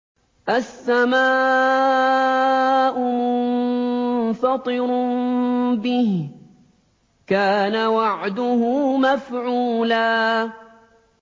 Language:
Arabic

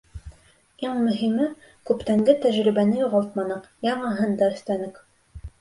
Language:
Bashkir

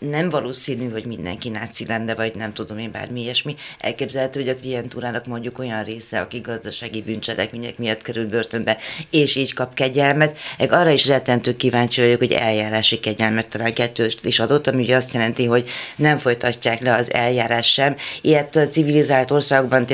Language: Hungarian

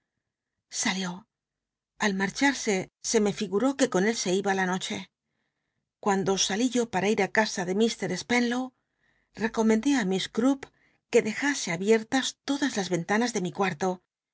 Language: Spanish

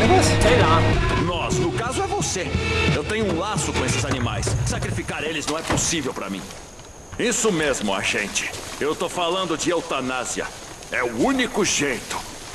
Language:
Portuguese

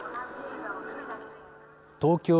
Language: Japanese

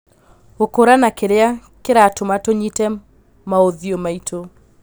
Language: Kikuyu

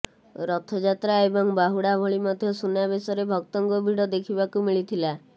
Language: Odia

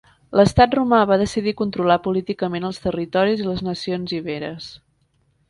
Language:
Catalan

